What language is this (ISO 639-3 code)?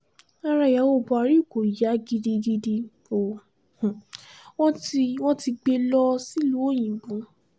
yor